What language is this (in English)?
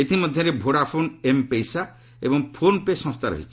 Odia